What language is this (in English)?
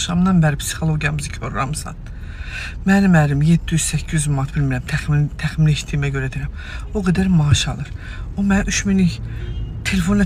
Turkish